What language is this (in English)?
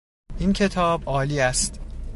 Persian